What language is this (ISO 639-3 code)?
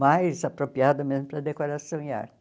por